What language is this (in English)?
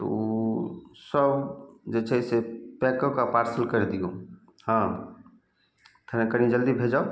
Maithili